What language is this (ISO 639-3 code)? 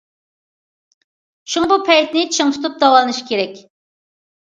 uig